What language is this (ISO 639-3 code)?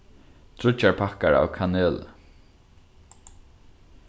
fao